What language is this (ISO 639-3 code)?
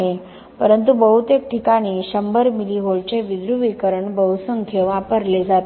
mar